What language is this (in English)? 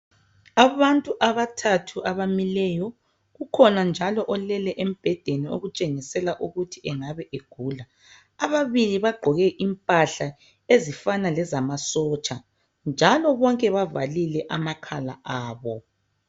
North Ndebele